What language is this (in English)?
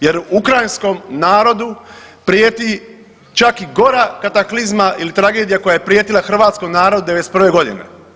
Croatian